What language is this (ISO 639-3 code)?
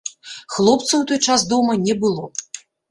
bel